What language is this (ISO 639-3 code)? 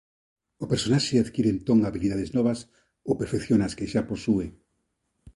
glg